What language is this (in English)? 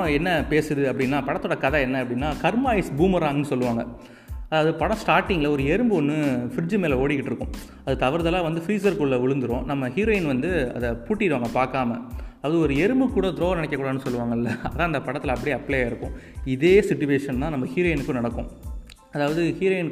Tamil